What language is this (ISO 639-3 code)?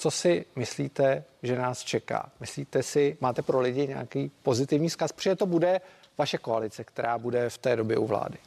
ces